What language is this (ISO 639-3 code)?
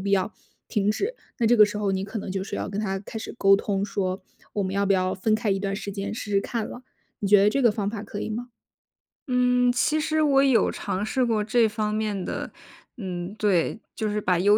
zho